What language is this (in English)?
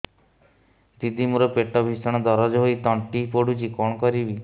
Odia